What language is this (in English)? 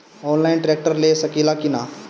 Bhojpuri